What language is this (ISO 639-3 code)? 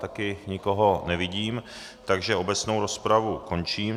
ces